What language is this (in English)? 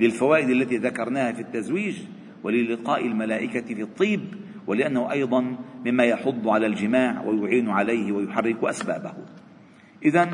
Arabic